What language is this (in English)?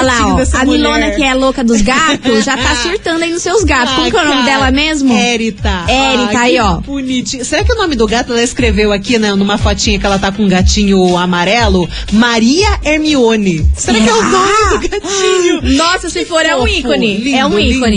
Portuguese